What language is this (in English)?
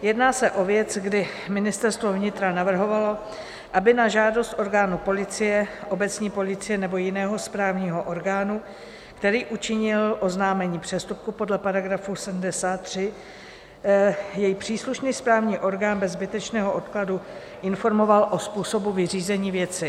Czech